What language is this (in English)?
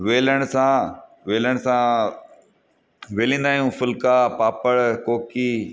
Sindhi